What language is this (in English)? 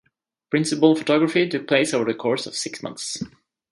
English